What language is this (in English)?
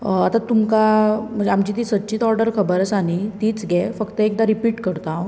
Konkani